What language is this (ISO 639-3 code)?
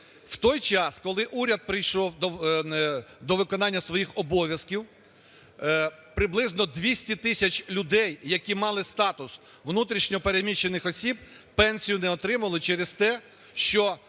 ukr